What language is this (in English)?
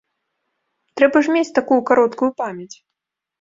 Belarusian